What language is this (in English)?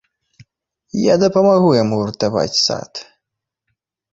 Belarusian